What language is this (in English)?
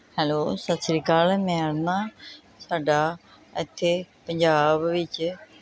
Punjabi